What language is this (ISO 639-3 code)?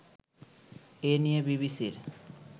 ben